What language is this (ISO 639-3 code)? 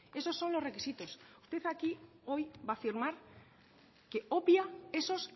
spa